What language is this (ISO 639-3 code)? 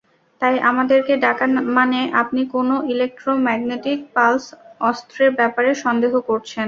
ben